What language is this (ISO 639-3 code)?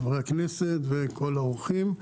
heb